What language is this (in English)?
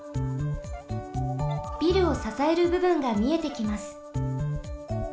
Japanese